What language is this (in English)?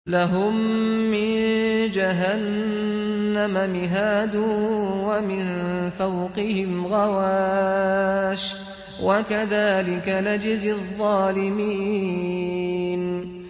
Arabic